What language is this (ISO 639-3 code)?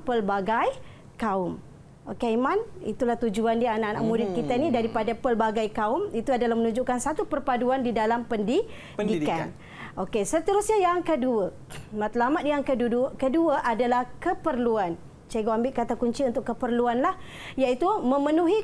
msa